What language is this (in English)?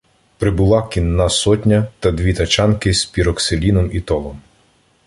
Ukrainian